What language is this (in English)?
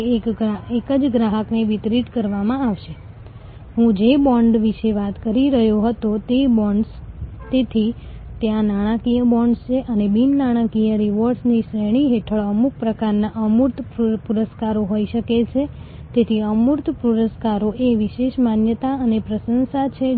Gujarati